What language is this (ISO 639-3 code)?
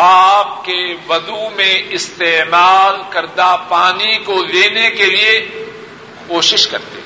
urd